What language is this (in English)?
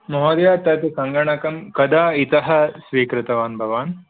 Sanskrit